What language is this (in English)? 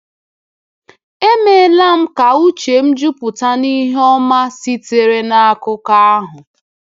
Igbo